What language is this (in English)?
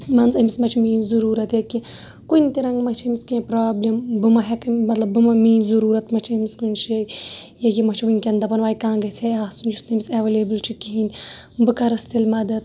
Kashmiri